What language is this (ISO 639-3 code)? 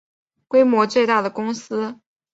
zho